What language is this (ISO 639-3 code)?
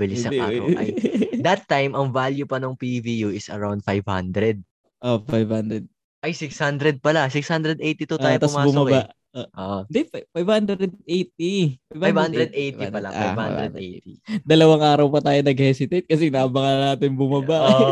fil